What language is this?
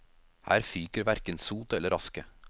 Norwegian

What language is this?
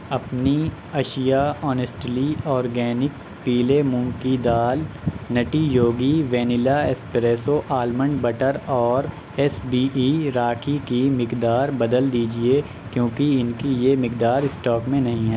Urdu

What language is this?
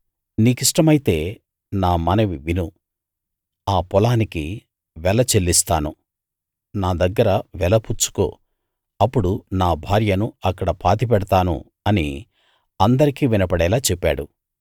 Telugu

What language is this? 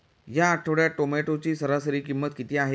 Marathi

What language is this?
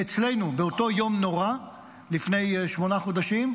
Hebrew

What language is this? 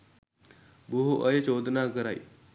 Sinhala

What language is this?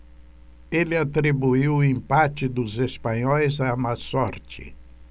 Portuguese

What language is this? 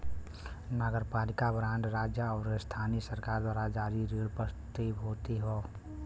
Bhojpuri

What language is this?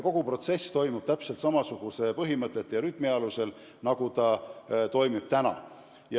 Estonian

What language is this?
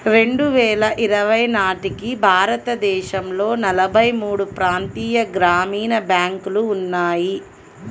Telugu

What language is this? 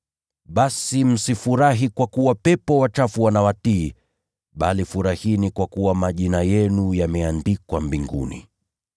Swahili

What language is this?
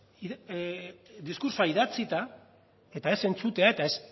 Basque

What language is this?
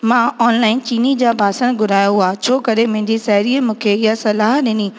Sindhi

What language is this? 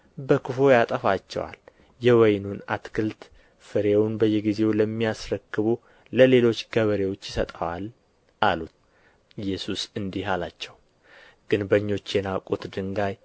Amharic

